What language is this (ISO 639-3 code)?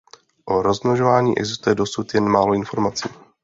ces